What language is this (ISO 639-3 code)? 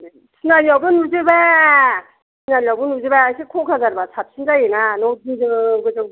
brx